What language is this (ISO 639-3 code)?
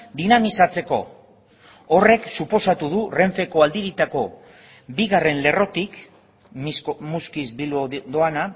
eus